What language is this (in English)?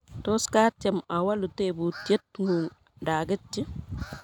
Kalenjin